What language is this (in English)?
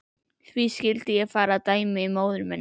Icelandic